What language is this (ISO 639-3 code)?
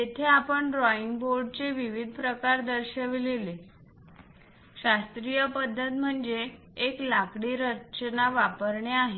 mar